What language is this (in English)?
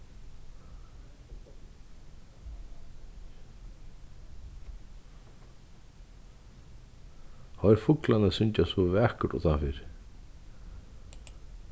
Faroese